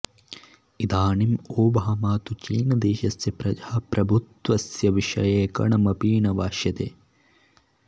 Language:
Sanskrit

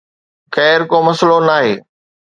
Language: Sindhi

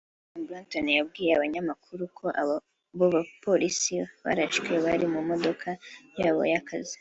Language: Kinyarwanda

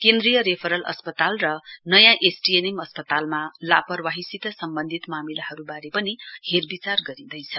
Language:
Nepali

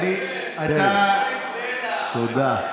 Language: Hebrew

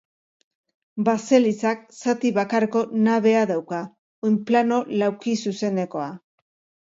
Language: Basque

